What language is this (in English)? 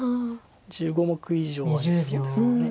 Japanese